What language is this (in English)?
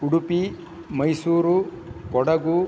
Sanskrit